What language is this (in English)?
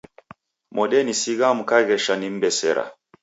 Taita